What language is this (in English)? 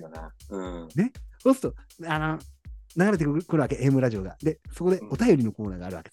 Japanese